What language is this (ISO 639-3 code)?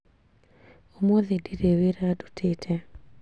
kik